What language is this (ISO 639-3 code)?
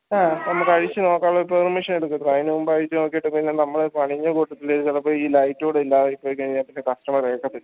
mal